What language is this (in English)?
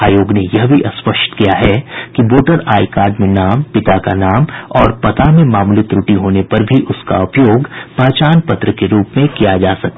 Hindi